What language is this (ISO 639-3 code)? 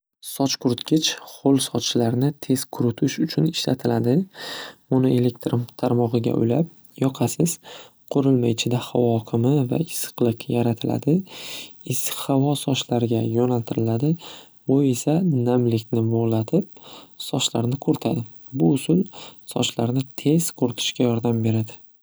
uzb